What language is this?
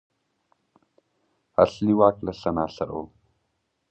Pashto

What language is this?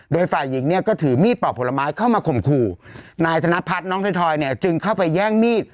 Thai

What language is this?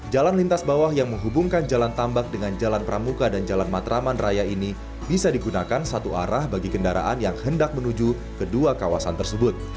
Indonesian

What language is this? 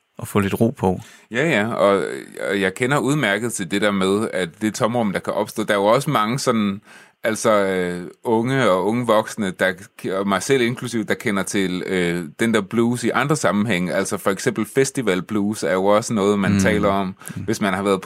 Danish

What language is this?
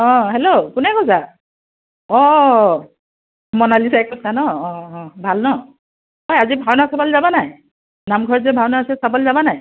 Assamese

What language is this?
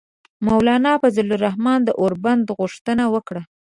Pashto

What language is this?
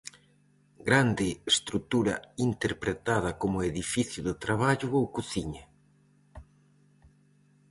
Galician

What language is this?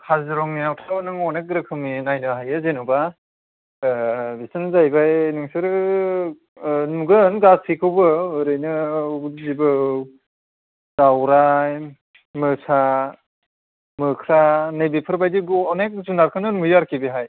Bodo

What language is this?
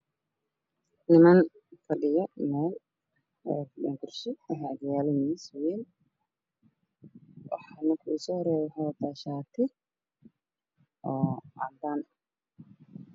Somali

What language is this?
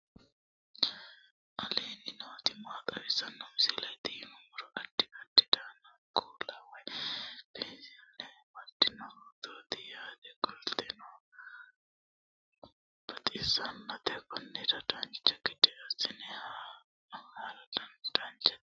Sidamo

